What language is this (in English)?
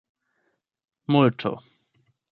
Esperanto